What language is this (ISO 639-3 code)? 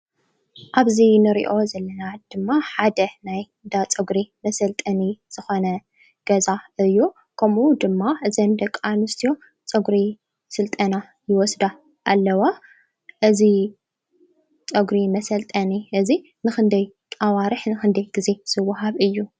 tir